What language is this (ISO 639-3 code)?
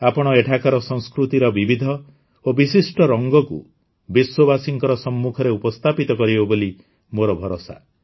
ori